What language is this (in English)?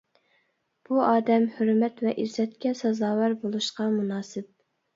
Uyghur